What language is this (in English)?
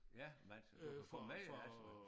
Danish